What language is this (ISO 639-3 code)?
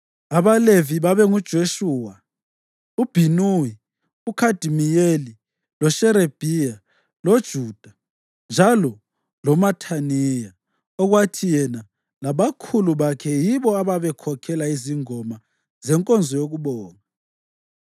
nde